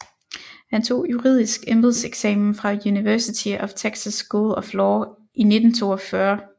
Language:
Danish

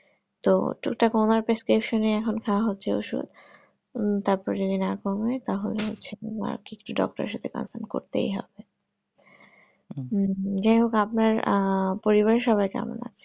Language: Bangla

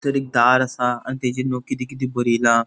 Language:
Konkani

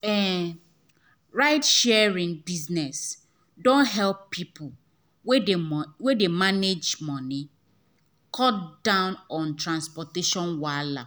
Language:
Nigerian Pidgin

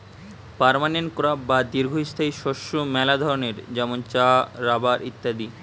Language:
Bangla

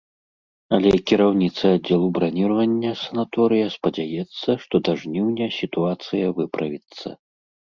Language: Belarusian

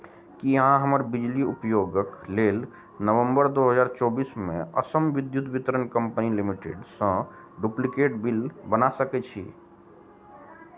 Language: Maithili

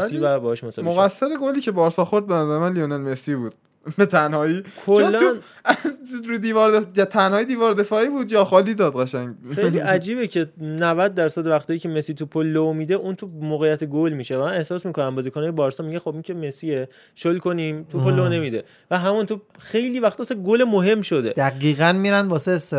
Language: Persian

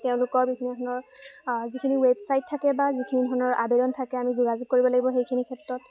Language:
Assamese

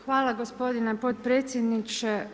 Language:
Croatian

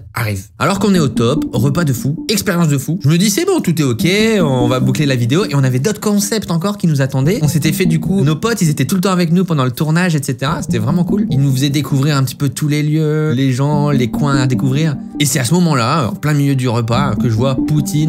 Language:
French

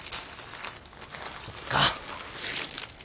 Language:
Japanese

